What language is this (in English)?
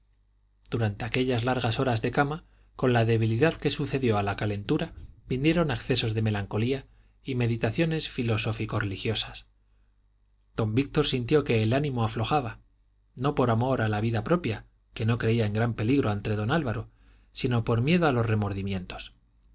Spanish